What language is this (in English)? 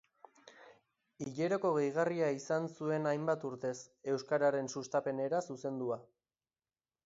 Basque